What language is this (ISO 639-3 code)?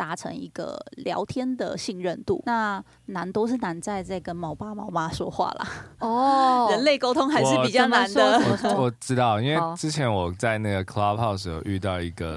zho